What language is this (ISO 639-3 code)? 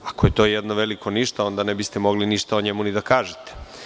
srp